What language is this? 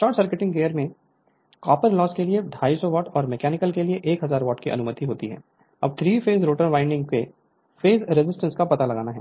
Hindi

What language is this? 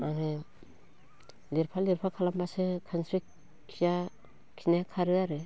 Bodo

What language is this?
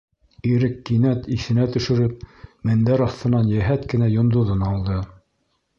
Bashkir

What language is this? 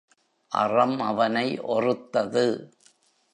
Tamil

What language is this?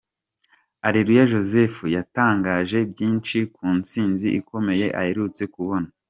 Kinyarwanda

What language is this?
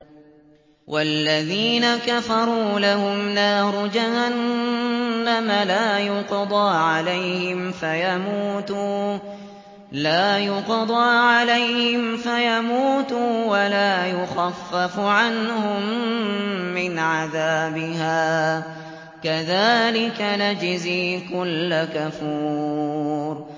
Arabic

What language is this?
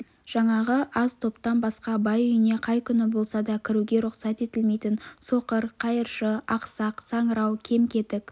Kazakh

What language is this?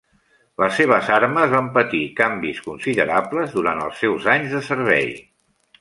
Catalan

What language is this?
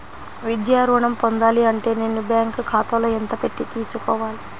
Telugu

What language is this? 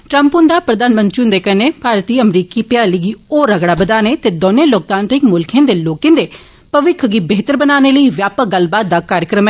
Dogri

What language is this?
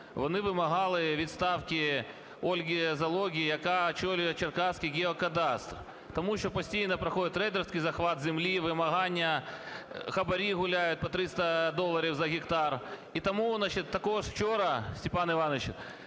Ukrainian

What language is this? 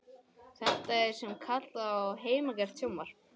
Icelandic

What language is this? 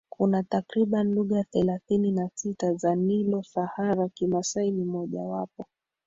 Swahili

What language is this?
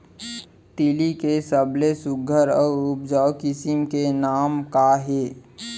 Chhattisgarhi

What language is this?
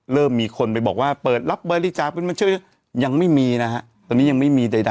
Thai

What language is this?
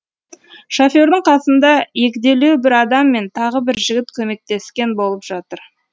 Kazakh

